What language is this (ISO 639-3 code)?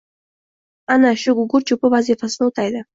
uzb